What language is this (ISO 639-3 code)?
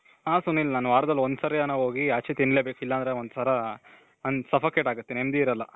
kan